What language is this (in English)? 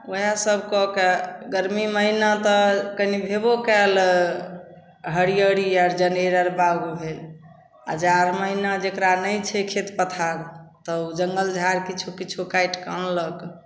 Maithili